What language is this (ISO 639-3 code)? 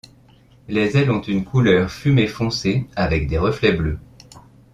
fra